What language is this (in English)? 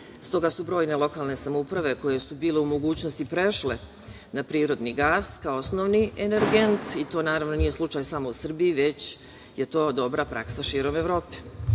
Serbian